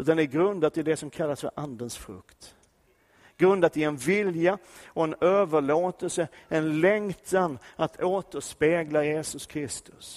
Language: Swedish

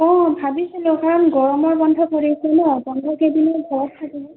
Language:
Assamese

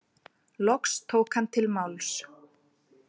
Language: Icelandic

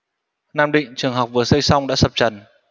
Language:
Vietnamese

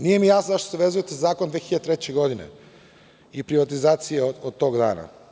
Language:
Serbian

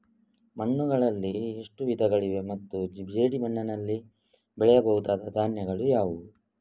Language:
Kannada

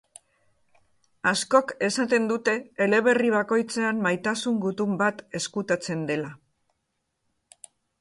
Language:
Basque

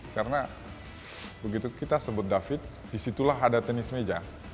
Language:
Indonesian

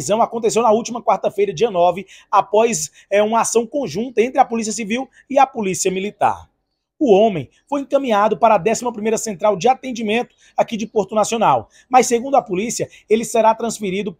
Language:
Portuguese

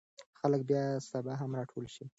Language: Pashto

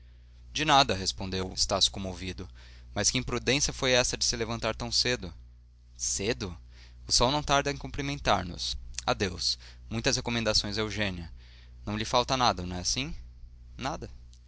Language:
Portuguese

